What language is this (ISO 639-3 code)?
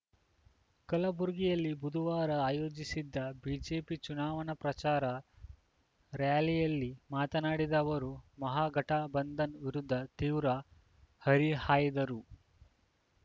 kan